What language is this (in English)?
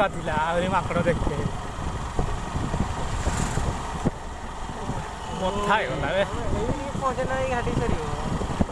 Odia